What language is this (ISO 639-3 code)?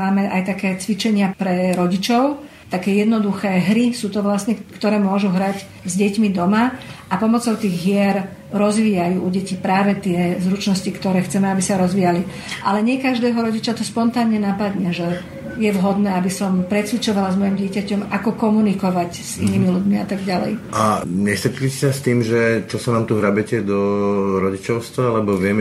slk